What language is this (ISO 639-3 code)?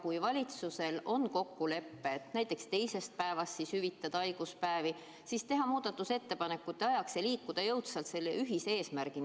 est